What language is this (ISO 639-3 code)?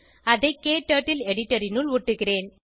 tam